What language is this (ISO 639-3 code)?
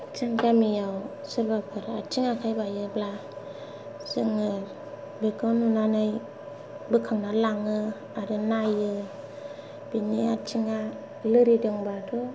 brx